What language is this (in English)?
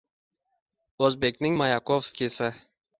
Uzbek